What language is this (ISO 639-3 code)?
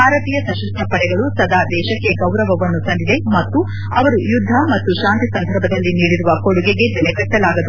kan